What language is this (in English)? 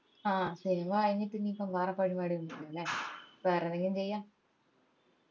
Malayalam